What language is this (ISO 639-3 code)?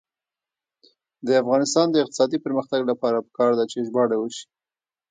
pus